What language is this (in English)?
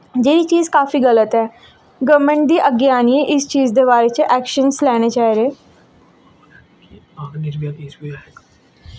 Dogri